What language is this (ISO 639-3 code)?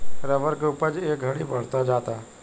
bho